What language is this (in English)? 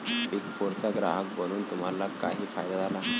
Marathi